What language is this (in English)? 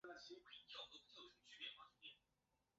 Chinese